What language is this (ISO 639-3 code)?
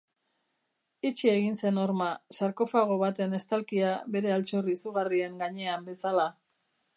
eus